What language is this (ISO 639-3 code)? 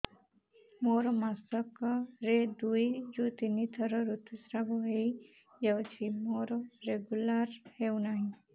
ori